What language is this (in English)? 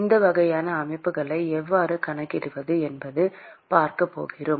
Tamil